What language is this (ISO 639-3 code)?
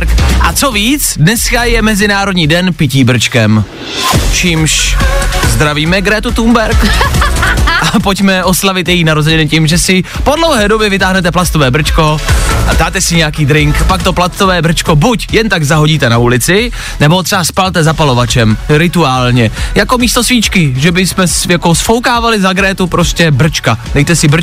ces